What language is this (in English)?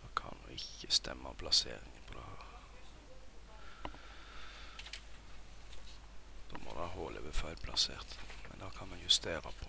Norwegian